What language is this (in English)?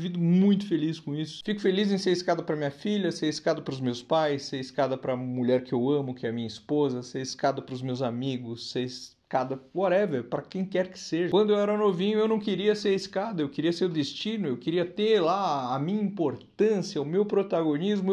Portuguese